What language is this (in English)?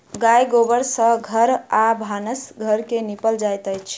Maithili